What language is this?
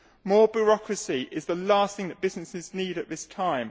English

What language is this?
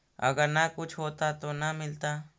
Magahi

